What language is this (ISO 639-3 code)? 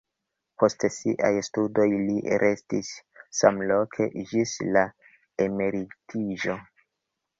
epo